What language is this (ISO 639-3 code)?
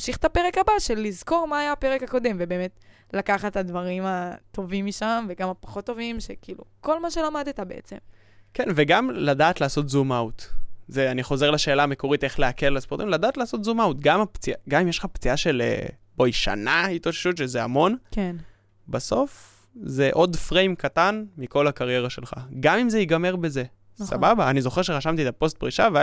heb